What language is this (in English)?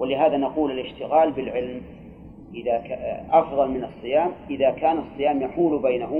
Arabic